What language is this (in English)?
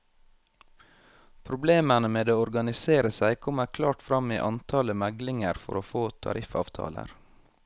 Norwegian